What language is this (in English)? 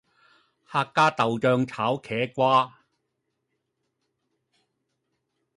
Cantonese